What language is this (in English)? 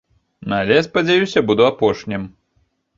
Belarusian